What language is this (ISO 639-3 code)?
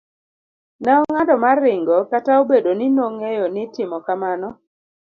luo